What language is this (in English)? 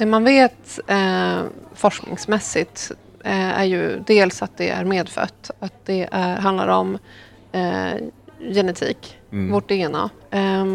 Swedish